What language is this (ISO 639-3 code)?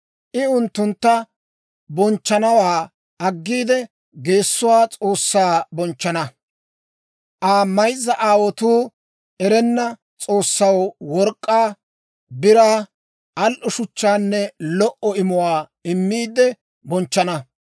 dwr